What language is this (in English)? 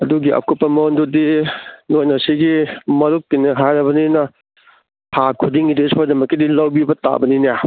Manipuri